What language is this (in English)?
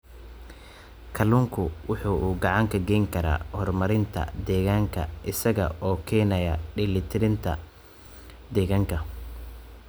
Somali